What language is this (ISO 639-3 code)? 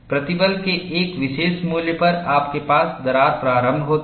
hin